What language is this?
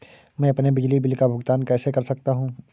Hindi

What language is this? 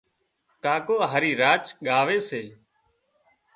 Wadiyara Koli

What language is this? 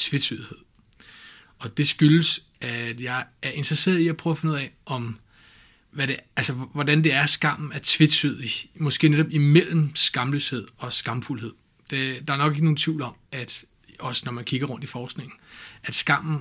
Danish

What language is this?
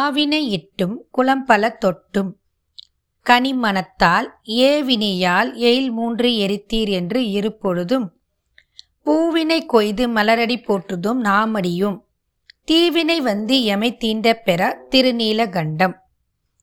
Tamil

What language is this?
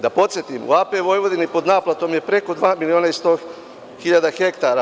Serbian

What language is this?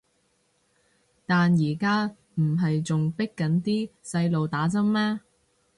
Cantonese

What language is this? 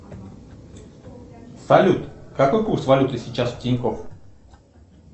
Russian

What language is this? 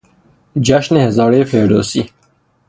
Persian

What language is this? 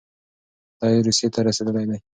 Pashto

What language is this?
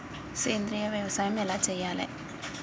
Telugu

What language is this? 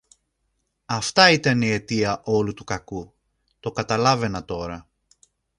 Greek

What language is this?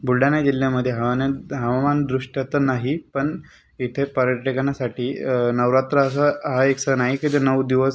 Marathi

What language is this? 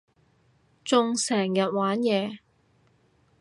Cantonese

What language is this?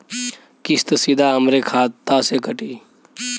Bhojpuri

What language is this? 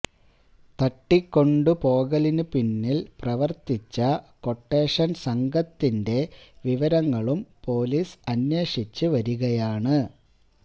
Malayalam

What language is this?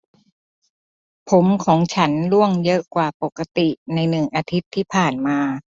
Thai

